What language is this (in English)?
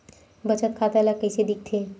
Chhattisgarhi